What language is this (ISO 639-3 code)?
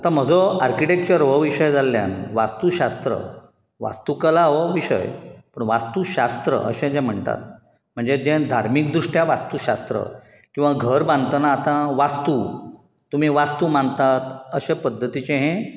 kok